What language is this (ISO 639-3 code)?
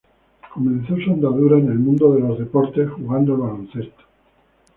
spa